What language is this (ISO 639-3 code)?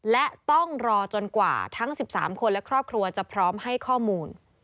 tha